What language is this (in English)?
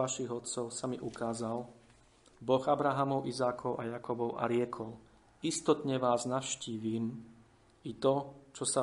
Slovak